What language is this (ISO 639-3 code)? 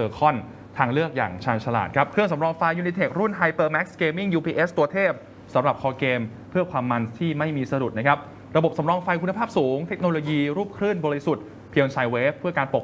tha